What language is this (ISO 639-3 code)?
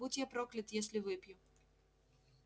rus